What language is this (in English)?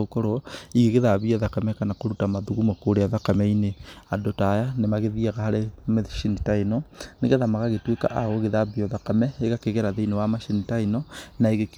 Kikuyu